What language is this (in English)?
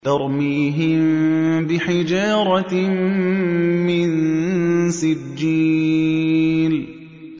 Arabic